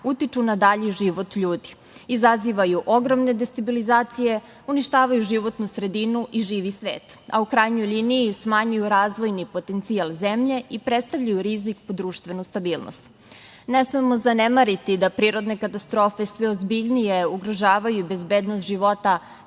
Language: Serbian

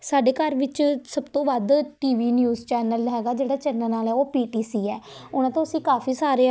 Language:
Punjabi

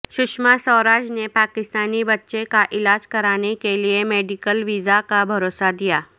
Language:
Urdu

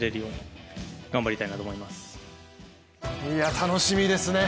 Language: Japanese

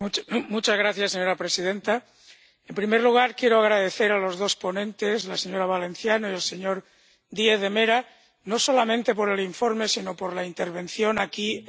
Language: Spanish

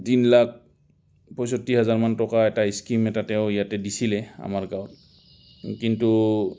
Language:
Assamese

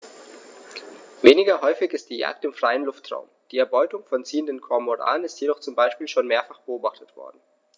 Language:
German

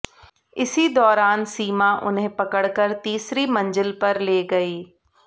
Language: Hindi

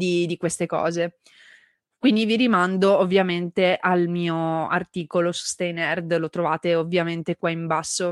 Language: Italian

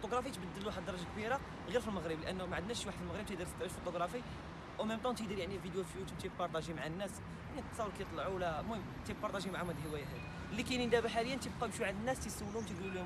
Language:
Arabic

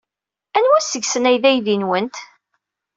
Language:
Kabyle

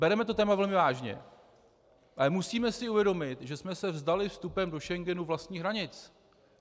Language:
Czech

